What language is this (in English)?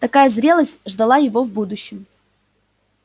Russian